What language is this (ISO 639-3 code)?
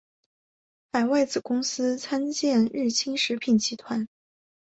zho